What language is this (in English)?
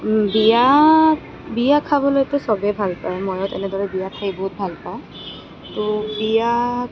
Assamese